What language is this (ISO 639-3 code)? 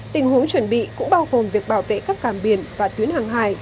vie